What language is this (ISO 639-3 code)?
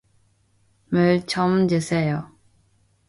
kor